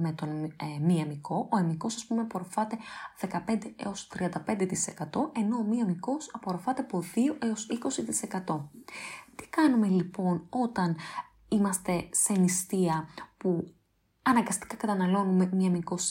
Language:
Greek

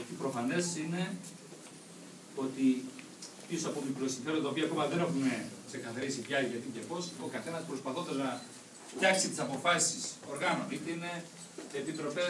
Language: Greek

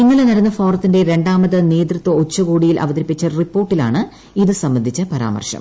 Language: Malayalam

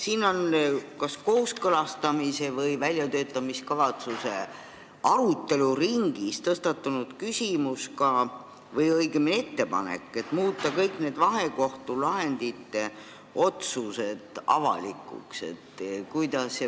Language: Estonian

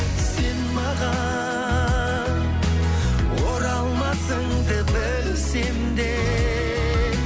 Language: Kazakh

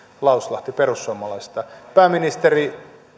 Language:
Finnish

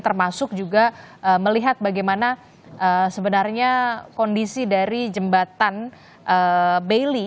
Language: Indonesian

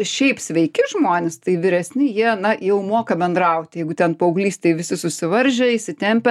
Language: Lithuanian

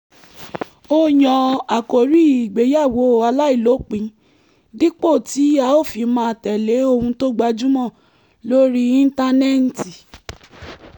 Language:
Yoruba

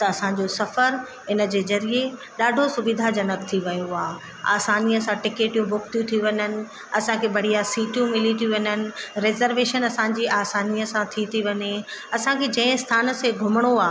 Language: Sindhi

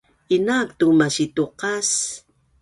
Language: Bunun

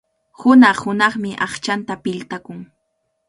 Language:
Cajatambo North Lima Quechua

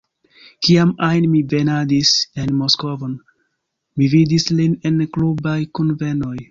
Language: Esperanto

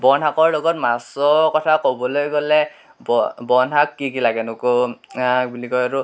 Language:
Assamese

